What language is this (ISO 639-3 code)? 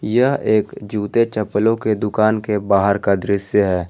hin